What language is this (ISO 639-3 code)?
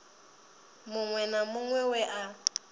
ven